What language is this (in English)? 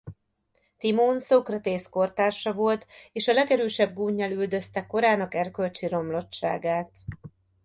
Hungarian